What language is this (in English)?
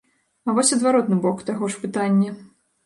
Belarusian